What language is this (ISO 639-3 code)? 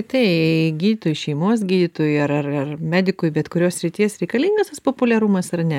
lit